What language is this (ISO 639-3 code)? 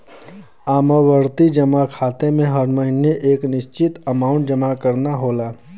bho